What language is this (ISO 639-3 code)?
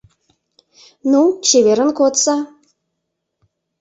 chm